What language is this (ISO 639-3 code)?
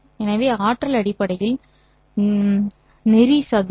tam